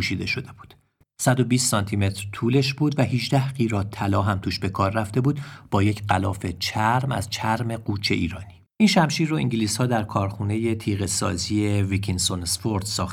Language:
Persian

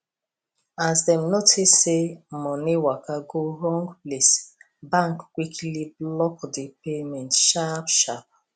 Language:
Nigerian Pidgin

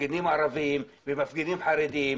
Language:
Hebrew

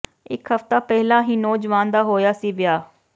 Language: Punjabi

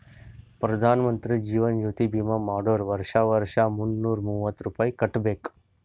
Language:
Kannada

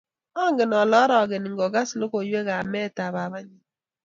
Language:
Kalenjin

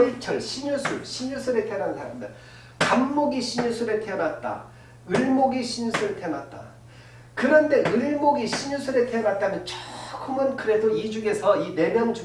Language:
Korean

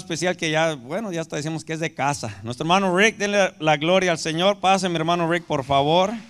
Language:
Spanish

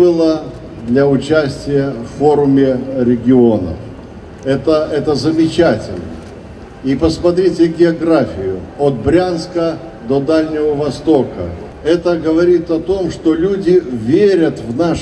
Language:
Russian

